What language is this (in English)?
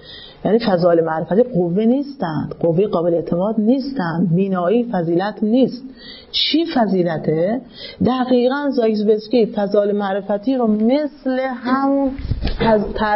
Persian